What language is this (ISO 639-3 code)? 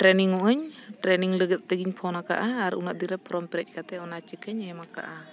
sat